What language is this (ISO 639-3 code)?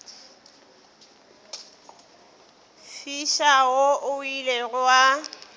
nso